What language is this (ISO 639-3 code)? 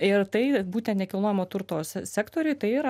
lit